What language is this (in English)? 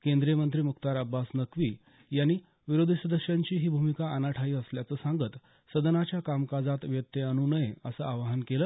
Marathi